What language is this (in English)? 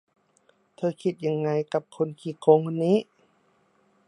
Thai